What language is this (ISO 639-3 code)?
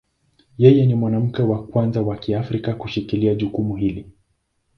swa